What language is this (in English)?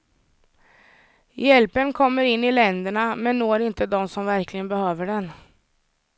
Swedish